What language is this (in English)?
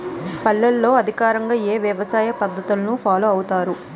Telugu